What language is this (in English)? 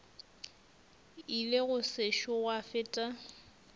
Northern Sotho